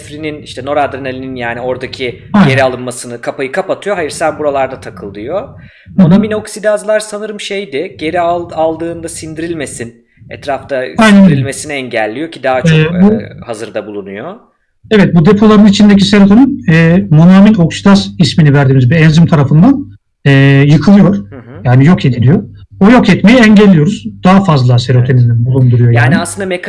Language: Turkish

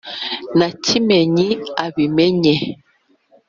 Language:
Kinyarwanda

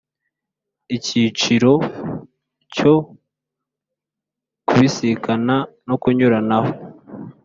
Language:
Kinyarwanda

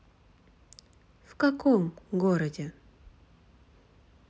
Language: Russian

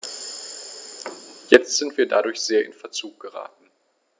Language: German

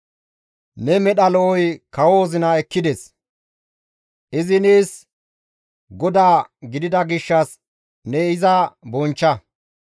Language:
Gamo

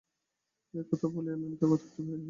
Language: Bangla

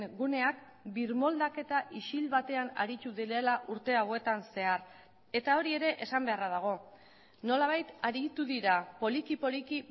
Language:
Basque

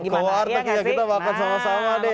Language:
Indonesian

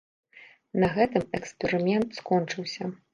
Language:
Belarusian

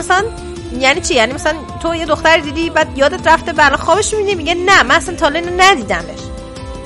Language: Persian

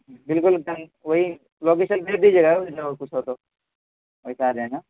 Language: Urdu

